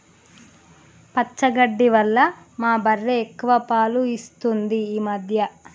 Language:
Telugu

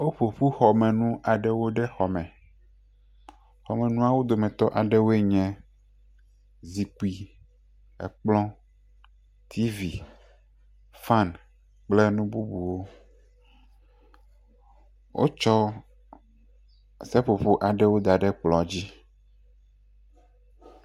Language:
Ewe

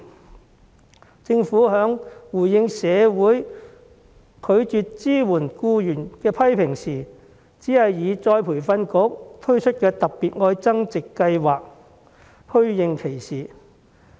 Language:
Cantonese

